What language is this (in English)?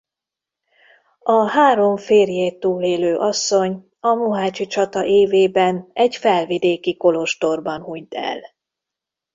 Hungarian